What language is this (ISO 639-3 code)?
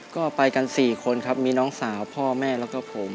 tha